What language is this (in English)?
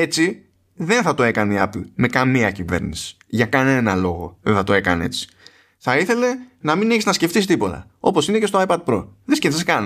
Greek